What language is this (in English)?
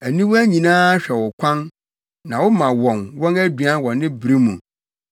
Akan